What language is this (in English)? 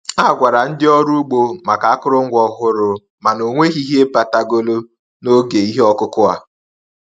Igbo